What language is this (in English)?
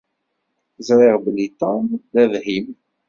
Kabyle